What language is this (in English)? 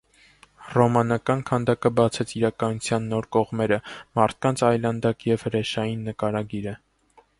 Armenian